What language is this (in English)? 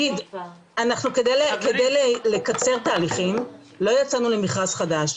Hebrew